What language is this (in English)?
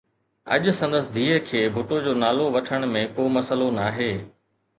Sindhi